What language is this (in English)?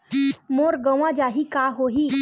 Chhattisgarhi